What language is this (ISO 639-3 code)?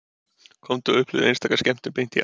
isl